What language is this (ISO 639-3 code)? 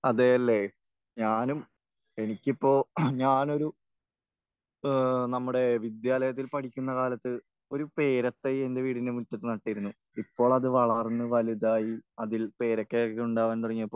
mal